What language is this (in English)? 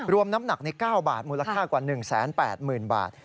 Thai